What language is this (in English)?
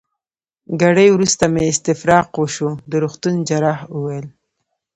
Pashto